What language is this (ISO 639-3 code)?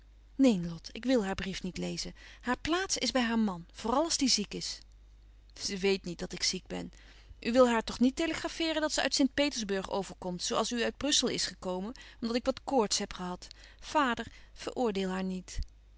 nld